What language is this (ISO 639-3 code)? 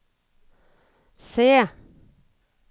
nor